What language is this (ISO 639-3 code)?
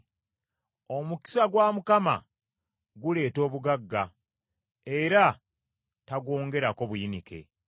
lug